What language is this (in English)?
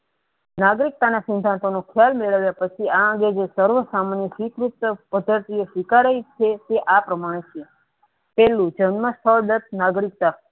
Gujarati